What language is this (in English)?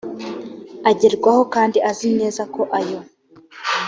Kinyarwanda